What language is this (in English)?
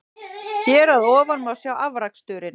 Icelandic